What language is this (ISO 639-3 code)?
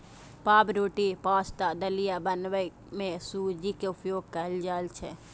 mai